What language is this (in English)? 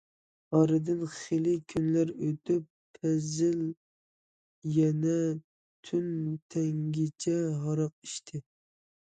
Uyghur